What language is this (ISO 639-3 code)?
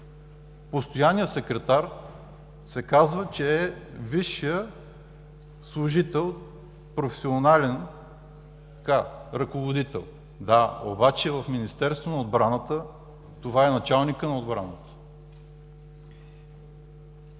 bul